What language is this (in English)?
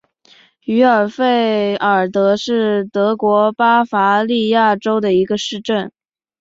Chinese